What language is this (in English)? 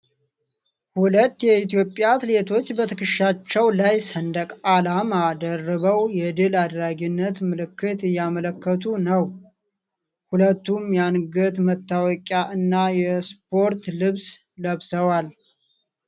Amharic